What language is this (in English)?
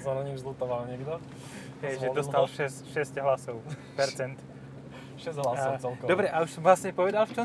Slovak